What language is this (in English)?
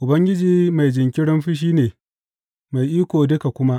Hausa